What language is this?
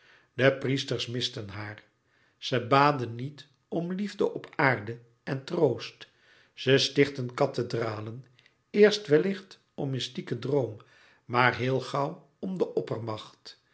Dutch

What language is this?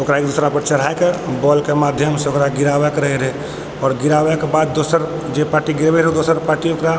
Maithili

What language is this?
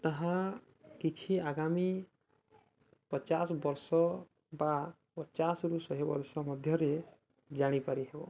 Odia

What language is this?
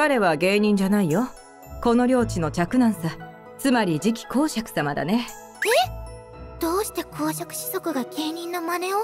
Japanese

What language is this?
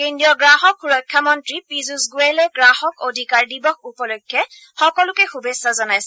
Assamese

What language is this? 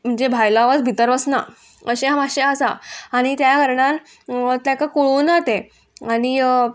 Konkani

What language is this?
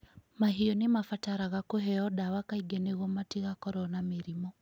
Kikuyu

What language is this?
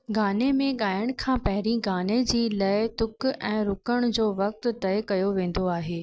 Sindhi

